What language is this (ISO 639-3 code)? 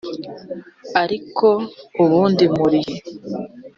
kin